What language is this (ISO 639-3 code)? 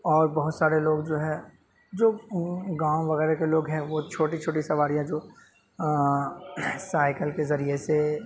urd